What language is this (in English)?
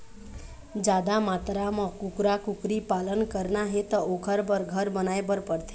Chhattisgarhi